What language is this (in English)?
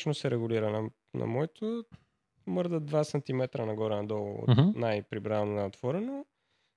Bulgarian